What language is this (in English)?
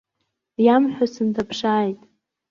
Abkhazian